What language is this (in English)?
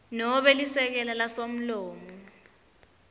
Swati